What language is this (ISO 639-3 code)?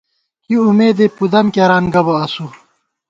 gwt